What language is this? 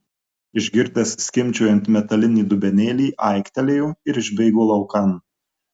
Lithuanian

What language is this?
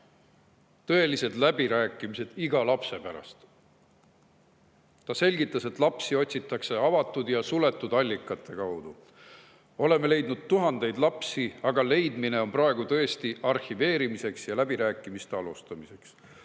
Estonian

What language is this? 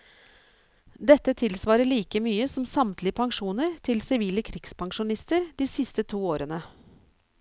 Norwegian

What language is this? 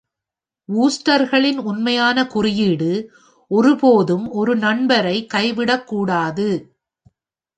Tamil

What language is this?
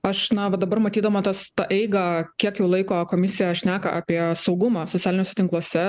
Lithuanian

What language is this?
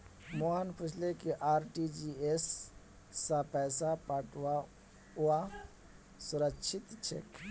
Magahi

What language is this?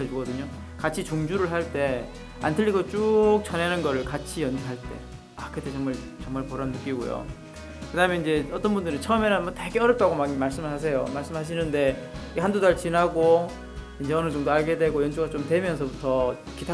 Korean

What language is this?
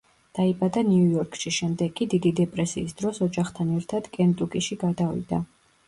Georgian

